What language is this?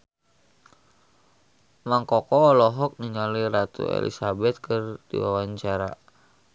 Sundanese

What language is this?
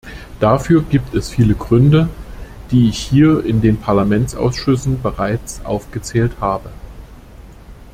German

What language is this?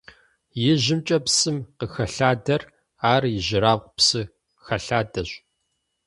Kabardian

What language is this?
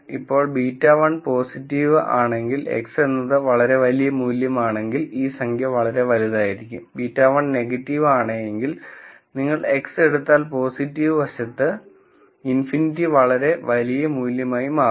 Malayalam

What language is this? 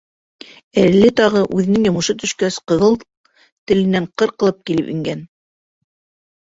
Bashkir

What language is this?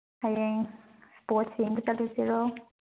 Manipuri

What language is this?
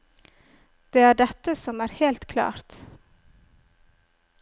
Norwegian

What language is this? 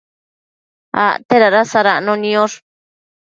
Matsés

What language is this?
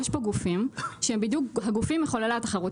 Hebrew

